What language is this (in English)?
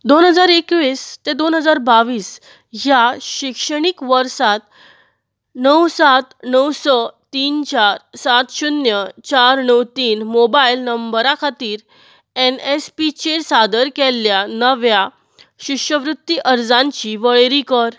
Konkani